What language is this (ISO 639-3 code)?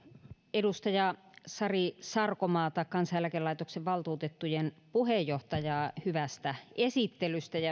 fin